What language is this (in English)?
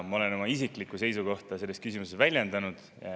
Estonian